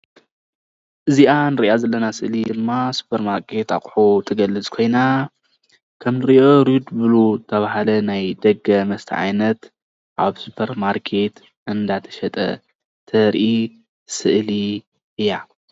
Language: Tigrinya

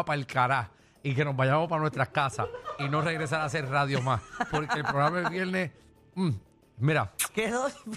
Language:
Spanish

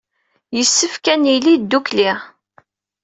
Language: Kabyle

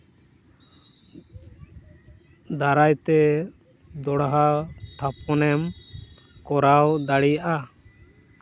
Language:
Santali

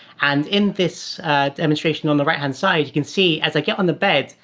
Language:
English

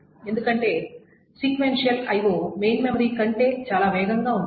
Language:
Telugu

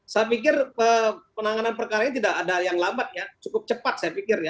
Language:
Indonesian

